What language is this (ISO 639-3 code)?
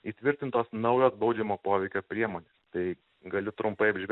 lit